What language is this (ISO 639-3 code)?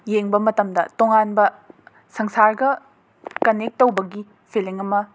mni